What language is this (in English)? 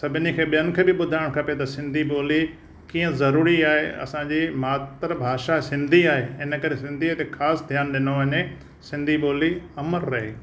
Sindhi